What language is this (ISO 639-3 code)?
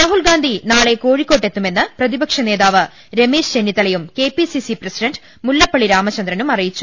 mal